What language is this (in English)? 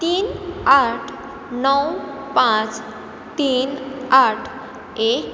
Konkani